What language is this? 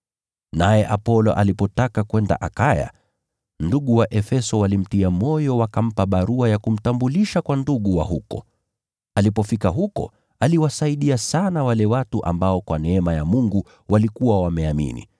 Swahili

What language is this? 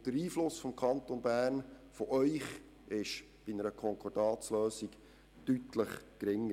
Swiss German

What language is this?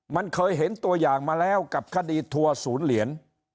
Thai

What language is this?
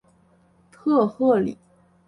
Chinese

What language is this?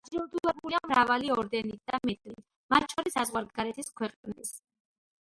Georgian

